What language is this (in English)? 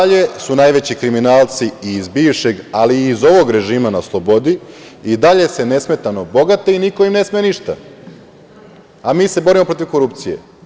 Serbian